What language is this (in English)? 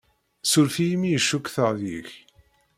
Kabyle